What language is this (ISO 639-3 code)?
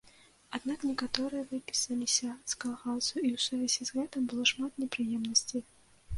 bel